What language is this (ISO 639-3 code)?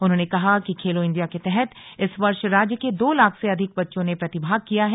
hin